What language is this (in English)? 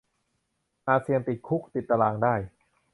Thai